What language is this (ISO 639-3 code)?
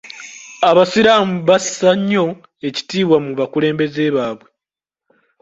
lug